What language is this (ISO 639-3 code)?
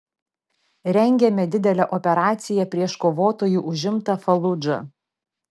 lit